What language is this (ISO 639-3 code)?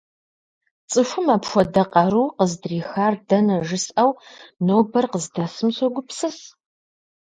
kbd